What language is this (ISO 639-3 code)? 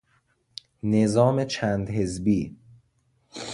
fas